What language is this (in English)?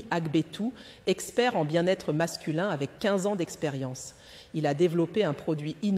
French